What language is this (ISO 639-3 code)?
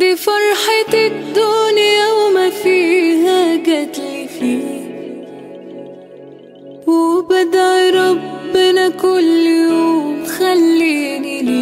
ara